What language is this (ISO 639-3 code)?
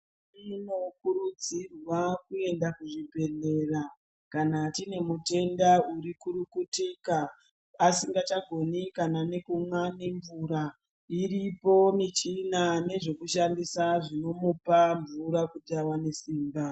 ndc